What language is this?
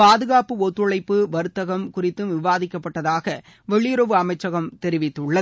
Tamil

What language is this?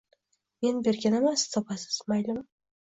Uzbek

